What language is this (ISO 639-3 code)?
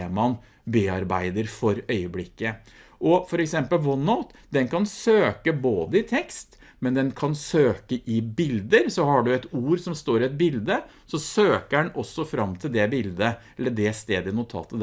nor